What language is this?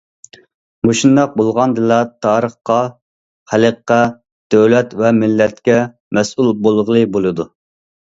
Uyghur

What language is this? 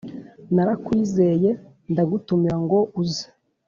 Kinyarwanda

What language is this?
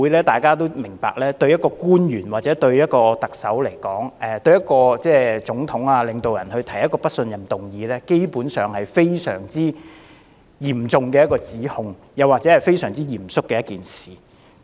Cantonese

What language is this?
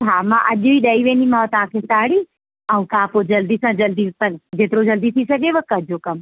Sindhi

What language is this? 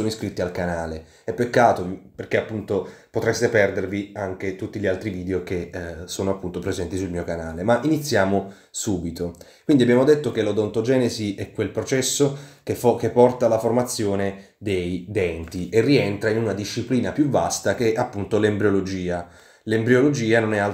Italian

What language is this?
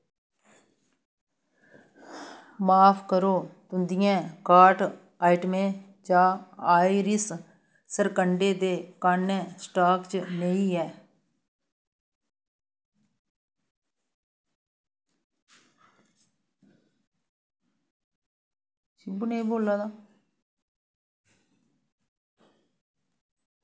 Dogri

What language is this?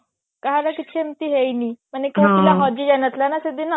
Odia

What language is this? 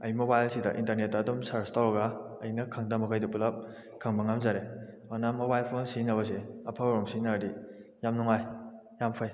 Manipuri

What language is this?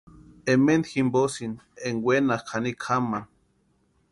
Western Highland Purepecha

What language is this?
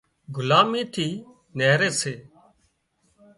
Wadiyara Koli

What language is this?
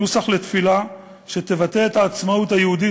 Hebrew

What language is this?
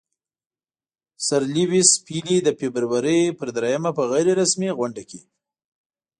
Pashto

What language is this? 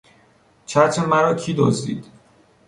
Persian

